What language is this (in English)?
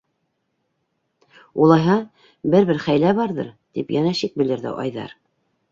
Bashkir